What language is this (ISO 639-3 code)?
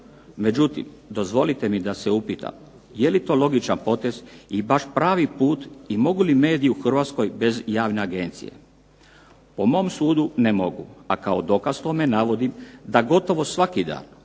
hrv